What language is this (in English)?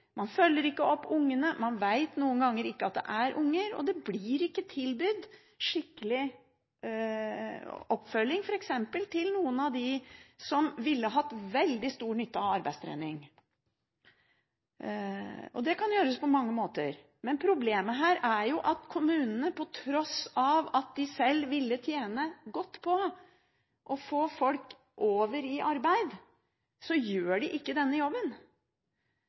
Norwegian Bokmål